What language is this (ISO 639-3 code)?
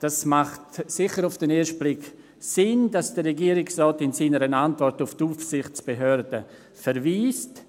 gsw